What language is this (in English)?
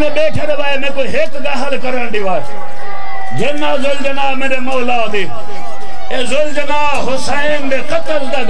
Arabic